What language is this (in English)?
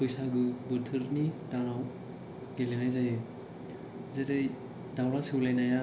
Bodo